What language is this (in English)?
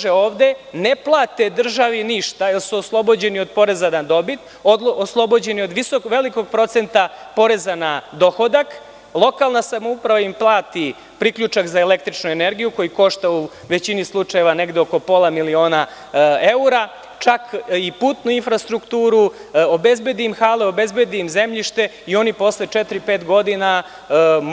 Serbian